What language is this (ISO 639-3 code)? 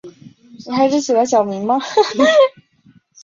zho